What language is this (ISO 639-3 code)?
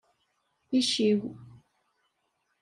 kab